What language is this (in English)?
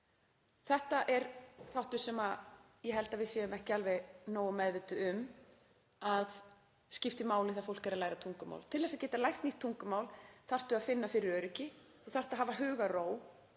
Icelandic